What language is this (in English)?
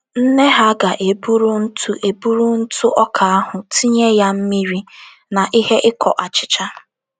Igbo